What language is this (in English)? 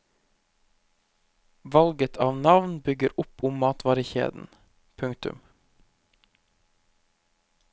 Norwegian